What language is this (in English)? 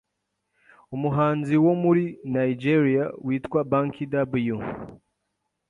Kinyarwanda